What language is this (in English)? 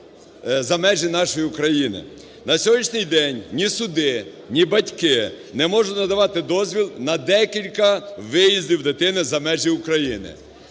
Ukrainian